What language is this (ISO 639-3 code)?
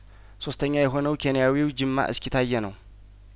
amh